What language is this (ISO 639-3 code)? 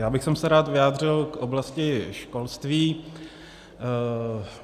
ces